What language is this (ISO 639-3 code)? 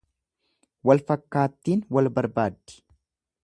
orm